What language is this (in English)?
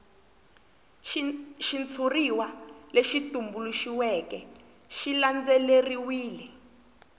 Tsonga